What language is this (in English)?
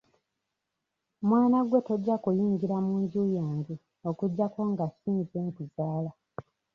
Ganda